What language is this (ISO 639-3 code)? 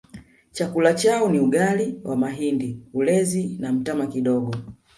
swa